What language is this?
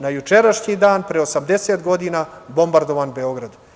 Serbian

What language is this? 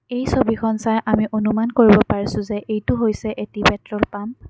Assamese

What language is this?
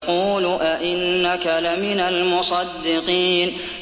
Arabic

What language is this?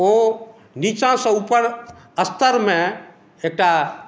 Maithili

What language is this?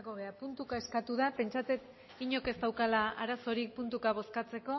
Basque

